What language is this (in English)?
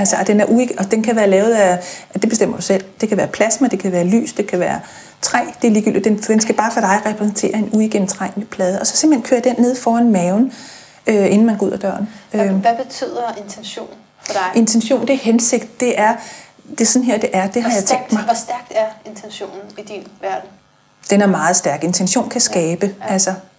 Danish